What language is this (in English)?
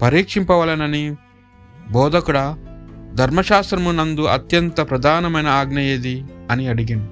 Telugu